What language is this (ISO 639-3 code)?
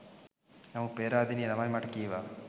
sin